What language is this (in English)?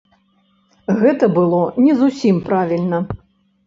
Belarusian